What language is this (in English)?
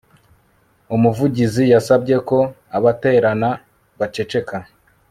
Kinyarwanda